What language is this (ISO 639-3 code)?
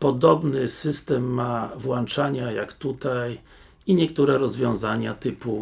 pol